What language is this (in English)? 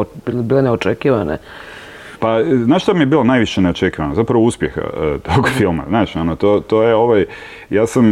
Croatian